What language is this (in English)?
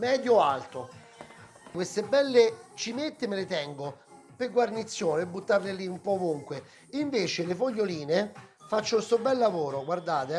Italian